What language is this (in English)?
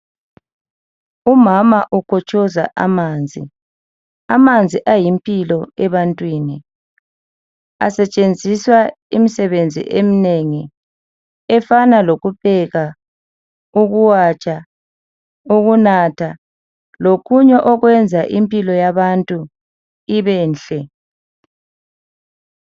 North Ndebele